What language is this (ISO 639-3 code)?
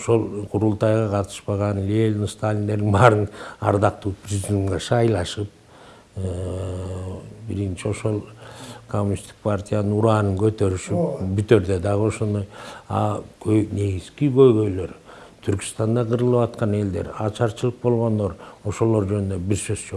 tur